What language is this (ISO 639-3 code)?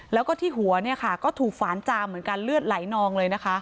tha